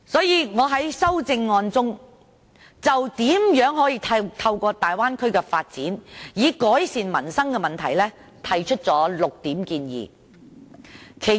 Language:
Cantonese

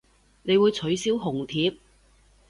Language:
Cantonese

